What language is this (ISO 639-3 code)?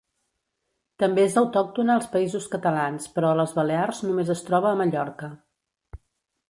cat